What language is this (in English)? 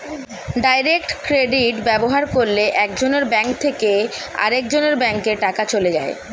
Bangla